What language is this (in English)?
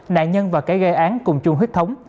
Vietnamese